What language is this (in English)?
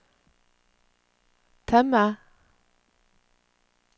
Norwegian